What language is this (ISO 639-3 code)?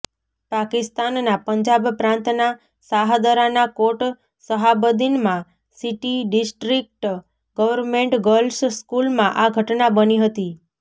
guj